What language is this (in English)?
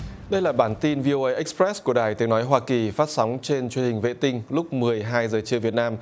Vietnamese